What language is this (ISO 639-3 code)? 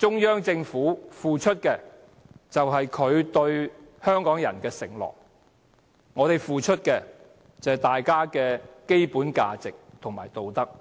yue